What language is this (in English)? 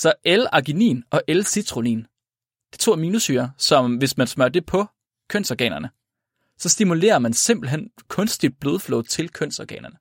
Danish